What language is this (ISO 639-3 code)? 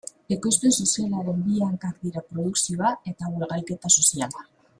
eus